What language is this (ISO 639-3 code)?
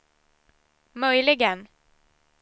swe